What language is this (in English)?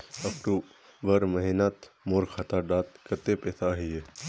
Magahi